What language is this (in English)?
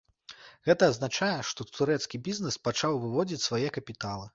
Belarusian